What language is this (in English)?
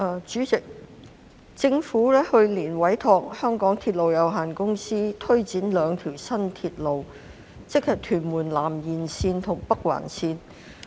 Cantonese